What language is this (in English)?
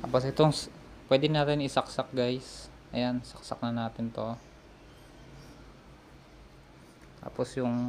Filipino